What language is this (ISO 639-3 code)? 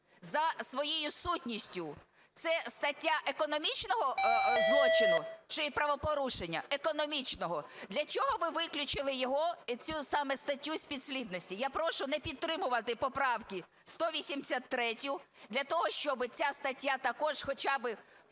ukr